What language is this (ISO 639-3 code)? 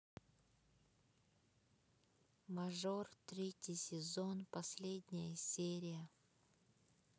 rus